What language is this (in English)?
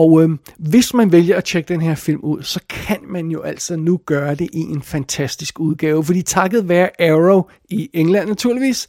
Danish